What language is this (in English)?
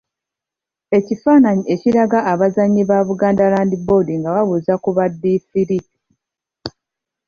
Ganda